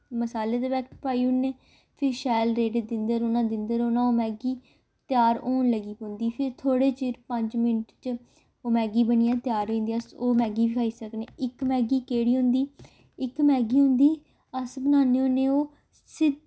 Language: Dogri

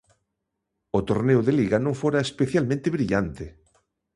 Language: Galician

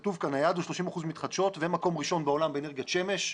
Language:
Hebrew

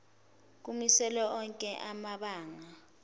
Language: Zulu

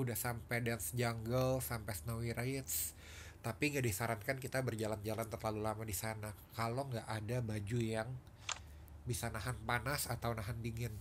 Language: Indonesian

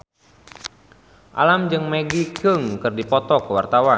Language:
Sundanese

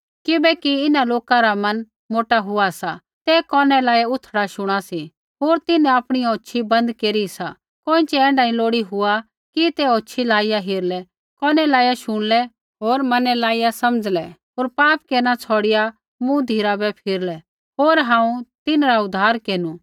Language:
Kullu Pahari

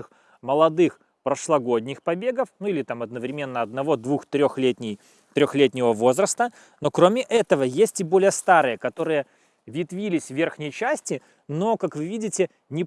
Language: Russian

